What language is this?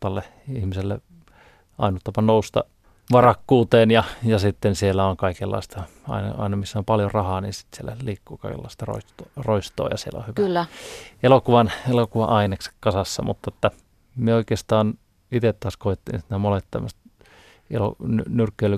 Finnish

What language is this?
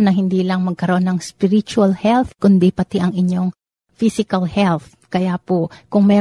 Filipino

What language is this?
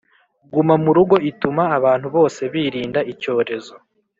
Kinyarwanda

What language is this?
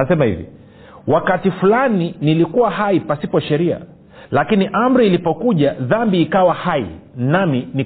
Swahili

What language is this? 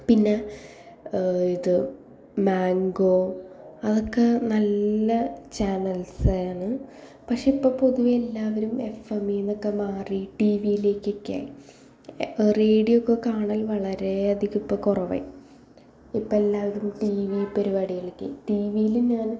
Malayalam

